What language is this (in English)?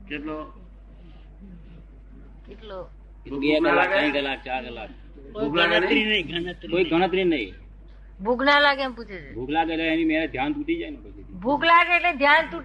Gujarati